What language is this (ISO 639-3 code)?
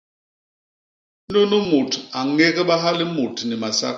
bas